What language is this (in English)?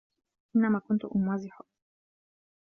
Arabic